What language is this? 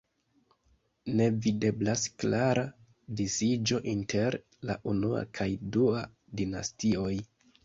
Esperanto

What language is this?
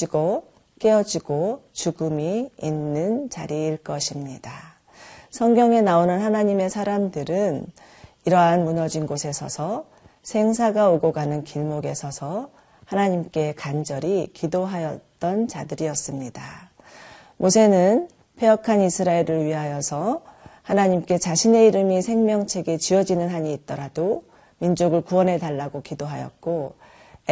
Korean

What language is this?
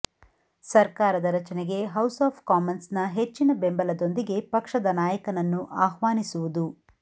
Kannada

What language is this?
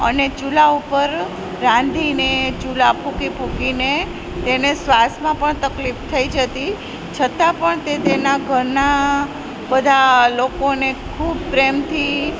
Gujarati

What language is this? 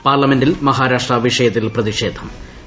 Malayalam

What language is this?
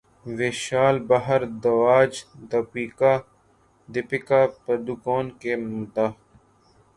Urdu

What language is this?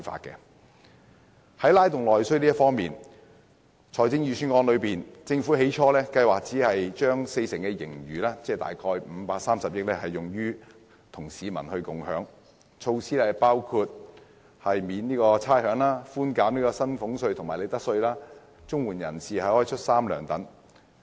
Cantonese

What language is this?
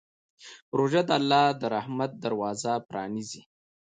Pashto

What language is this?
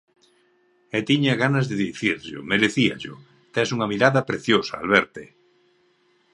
Galician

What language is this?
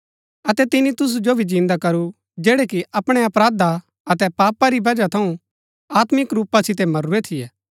Gaddi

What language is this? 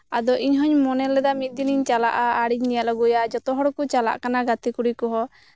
Santali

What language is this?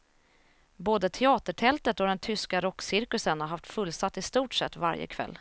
Swedish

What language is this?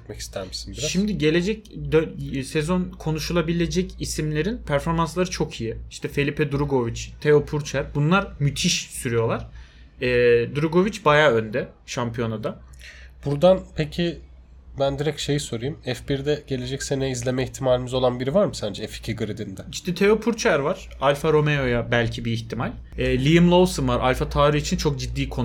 Turkish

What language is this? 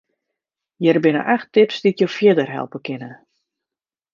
Western Frisian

